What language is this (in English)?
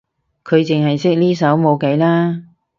Cantonese